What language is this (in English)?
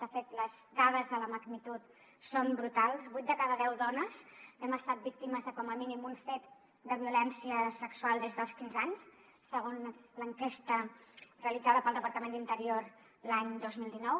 Catalan